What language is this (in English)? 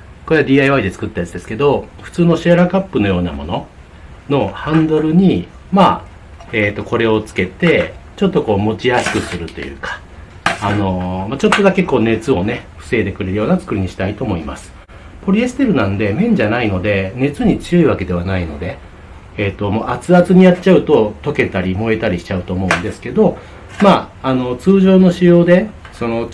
Japanese